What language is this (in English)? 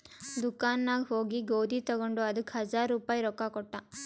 Kannada